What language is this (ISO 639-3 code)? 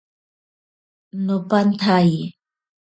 prq